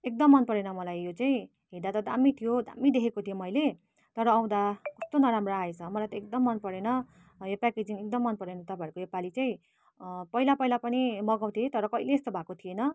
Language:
Nepali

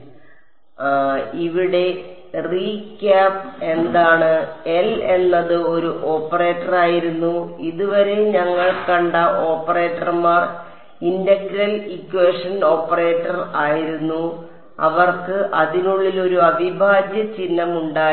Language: Malayalam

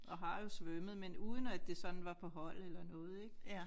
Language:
Danish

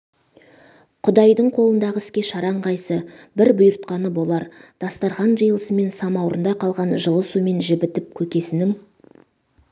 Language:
Kazakh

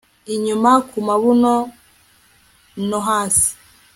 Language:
Kinyarwanda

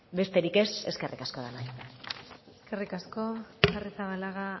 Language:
Basque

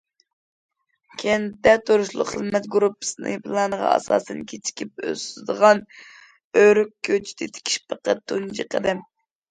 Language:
Uyghur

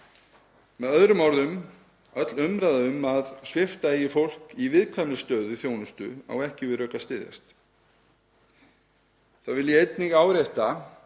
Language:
Icelandic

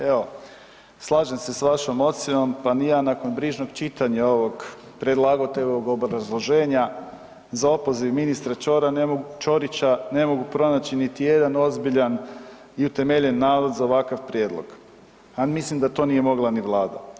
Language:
Croatian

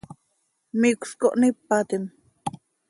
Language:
Seri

